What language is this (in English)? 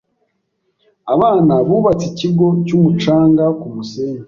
Kinyarwanda